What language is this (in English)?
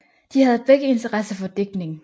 Danish